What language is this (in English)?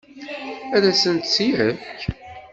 Kabyle